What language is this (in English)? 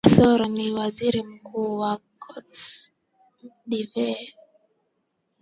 Swahili